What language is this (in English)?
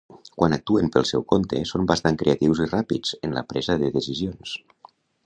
Catalan